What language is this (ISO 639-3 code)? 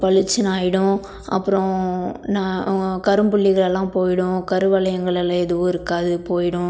tam